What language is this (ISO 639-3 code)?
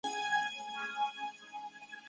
zho